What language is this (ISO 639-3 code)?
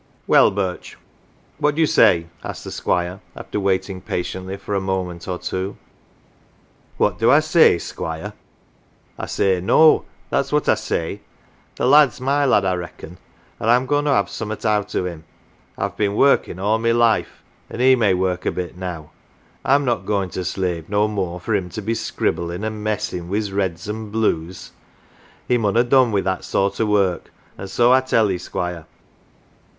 eng